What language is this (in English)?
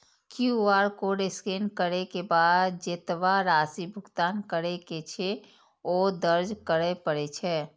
Maithili